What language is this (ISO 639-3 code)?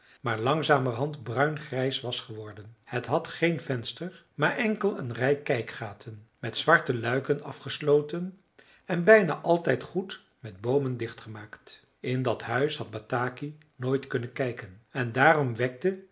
nld